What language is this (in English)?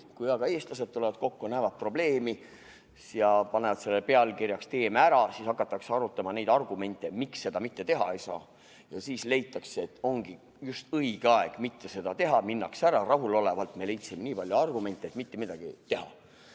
Estonian